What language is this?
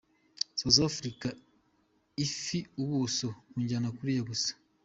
Kinyarwanda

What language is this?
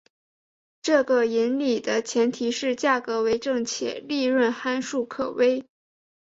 Chinese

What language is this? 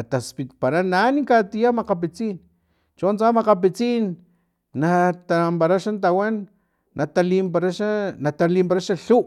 Filomena Mata-Coahuitlán Totonac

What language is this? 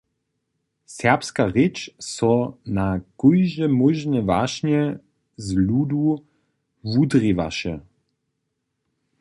Upper Sorbian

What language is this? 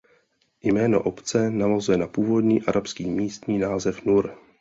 Czech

